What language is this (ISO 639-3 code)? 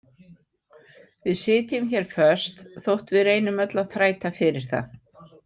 isl